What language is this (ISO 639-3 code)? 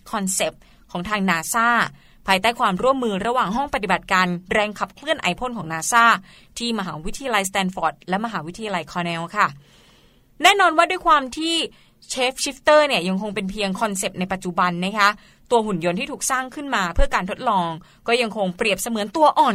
tha